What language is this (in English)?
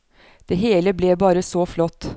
Norwegian